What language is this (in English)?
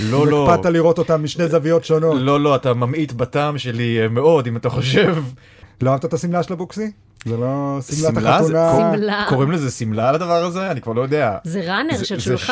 Hebrew